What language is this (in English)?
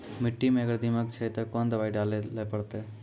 Maithili